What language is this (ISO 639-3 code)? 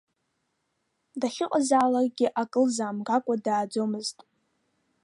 abk